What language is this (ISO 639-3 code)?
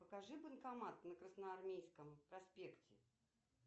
rus